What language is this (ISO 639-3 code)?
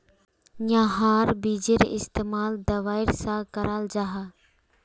mag